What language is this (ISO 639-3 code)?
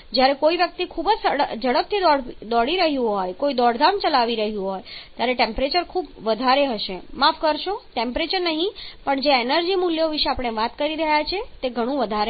guj